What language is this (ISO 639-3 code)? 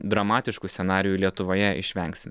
lit